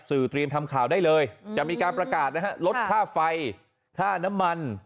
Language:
Thai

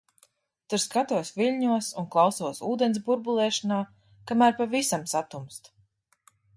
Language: Latvian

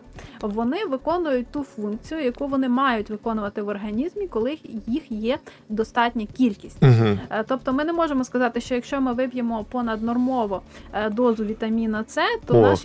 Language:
Ukrainian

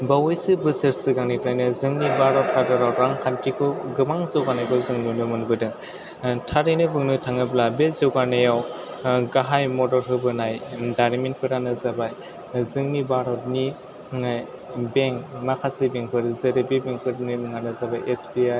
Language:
Bodo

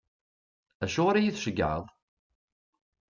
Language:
Kabyle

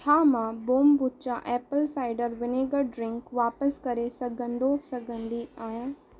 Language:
Sindhi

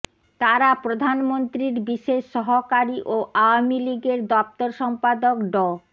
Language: Bangla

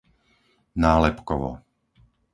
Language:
Slovak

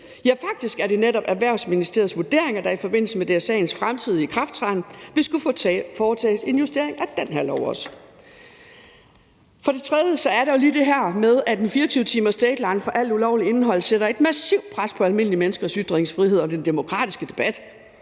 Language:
Danish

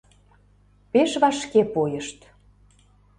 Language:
Mari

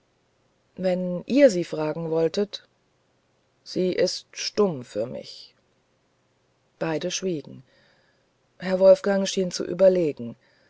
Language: German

